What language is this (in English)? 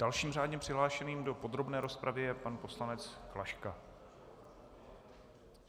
Czech